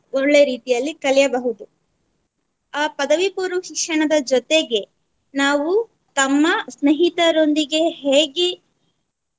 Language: Kannada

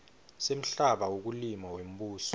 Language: Swati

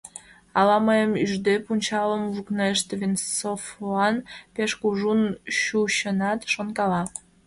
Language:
Mari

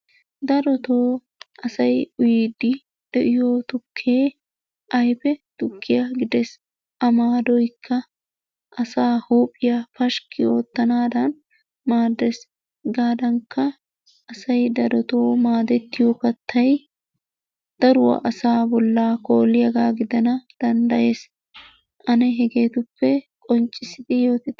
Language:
Wolaytta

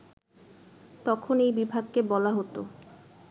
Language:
Bangla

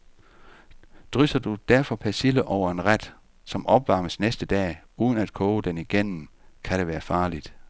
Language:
Danish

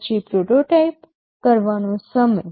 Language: Gujarati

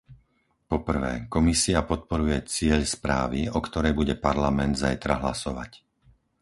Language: Slovak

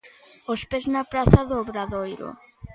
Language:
Galician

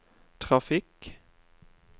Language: Norwegian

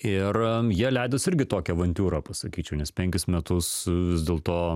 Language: Lithuanian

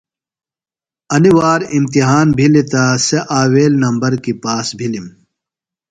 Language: Phalura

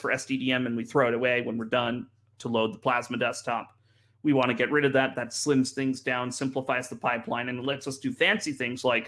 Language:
English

